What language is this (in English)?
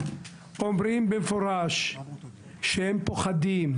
Hebrew